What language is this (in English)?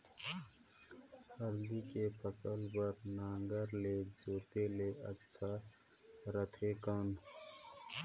Chhattisgarhi